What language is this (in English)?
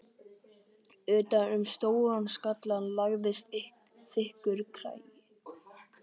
Icelandic